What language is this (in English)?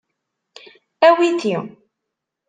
Kabyle